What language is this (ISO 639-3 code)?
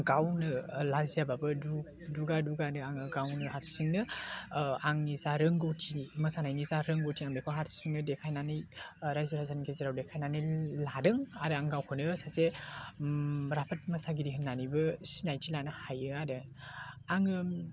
brx